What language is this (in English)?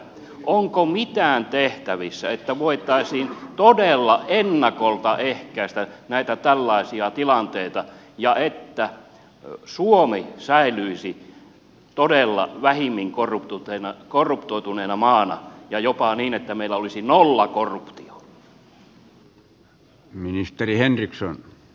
Finnish